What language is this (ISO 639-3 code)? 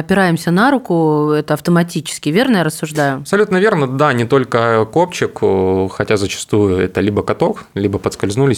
rus